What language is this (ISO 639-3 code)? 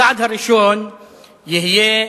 heb